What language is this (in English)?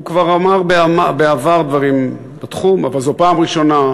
Hebrew